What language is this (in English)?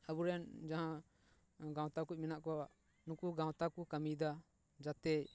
Santali